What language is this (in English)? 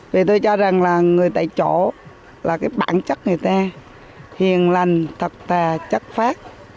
Vietnamese